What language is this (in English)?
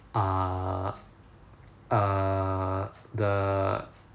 English